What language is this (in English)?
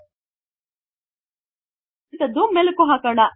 Kannada